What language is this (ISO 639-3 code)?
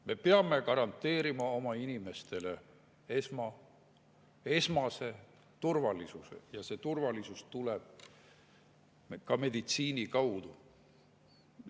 est